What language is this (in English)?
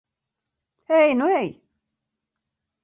Latvian